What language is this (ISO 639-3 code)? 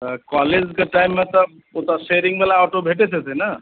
mai